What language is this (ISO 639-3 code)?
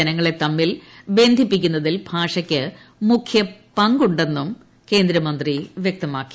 mal